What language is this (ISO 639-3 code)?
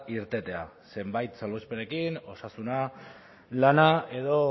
eus